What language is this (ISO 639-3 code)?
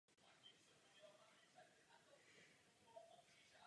ces